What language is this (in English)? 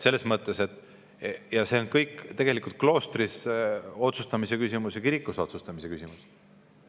Estonian